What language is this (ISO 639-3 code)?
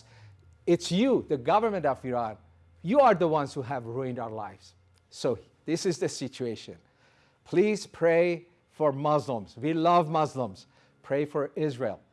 eng